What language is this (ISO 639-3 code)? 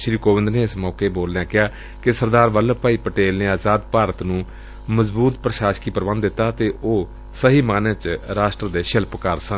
pan